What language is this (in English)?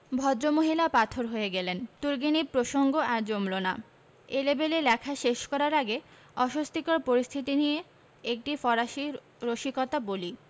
Bangla